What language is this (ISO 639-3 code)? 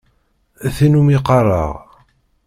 kab